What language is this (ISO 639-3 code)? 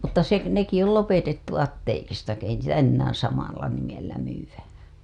fin